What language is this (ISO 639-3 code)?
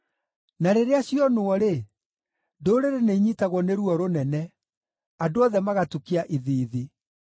kik